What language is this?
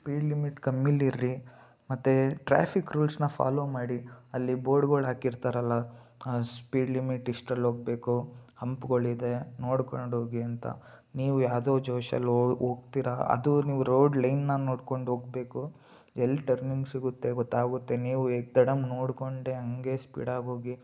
Kannada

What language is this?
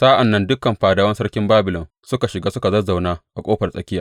Hausa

